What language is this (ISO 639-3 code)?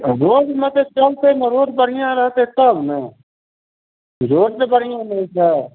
mai